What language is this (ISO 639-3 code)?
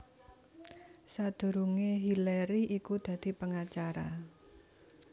jav